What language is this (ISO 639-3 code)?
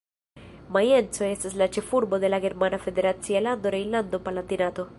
epo